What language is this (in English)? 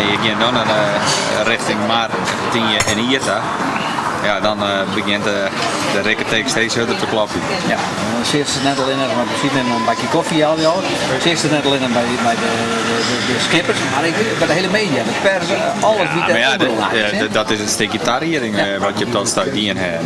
Dutch